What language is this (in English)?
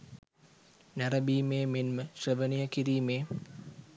Sinhala